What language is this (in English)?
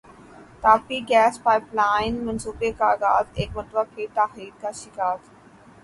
Urdu